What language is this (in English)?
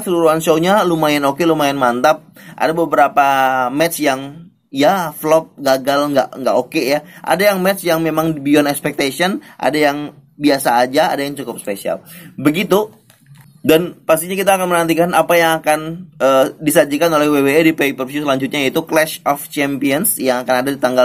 Indonesian